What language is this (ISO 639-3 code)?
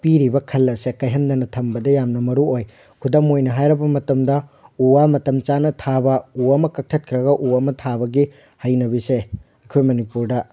mni